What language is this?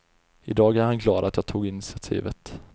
Swedish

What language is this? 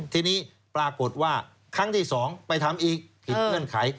Thai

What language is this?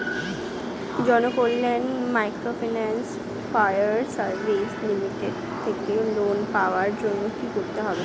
Bangla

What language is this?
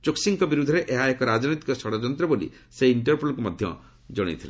Odia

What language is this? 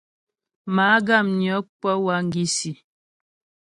Ghomala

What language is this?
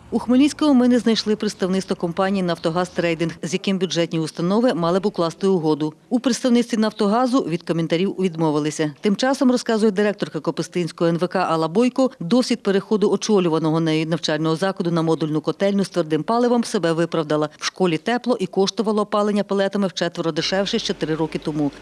Ukrainian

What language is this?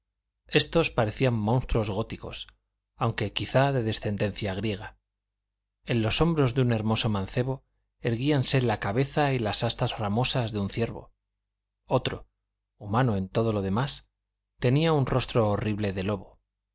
Spanish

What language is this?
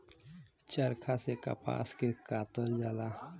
Bhojpuri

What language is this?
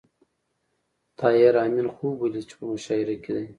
Pashto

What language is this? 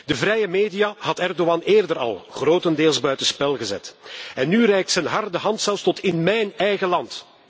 Dutch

